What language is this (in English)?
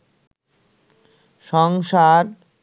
Bangla